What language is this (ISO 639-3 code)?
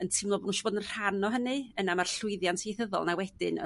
cym